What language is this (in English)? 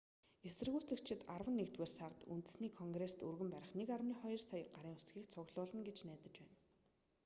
Mongolian